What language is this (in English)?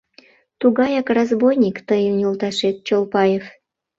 Mari